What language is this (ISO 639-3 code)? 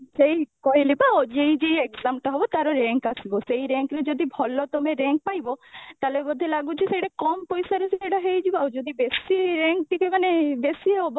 ori